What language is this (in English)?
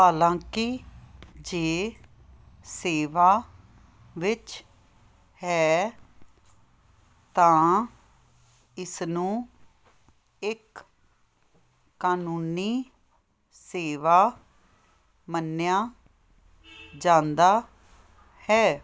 Punjabi